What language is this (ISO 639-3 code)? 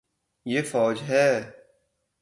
urd